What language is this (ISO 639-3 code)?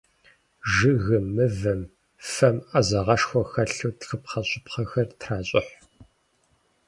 kbd